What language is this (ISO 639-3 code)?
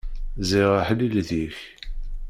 kab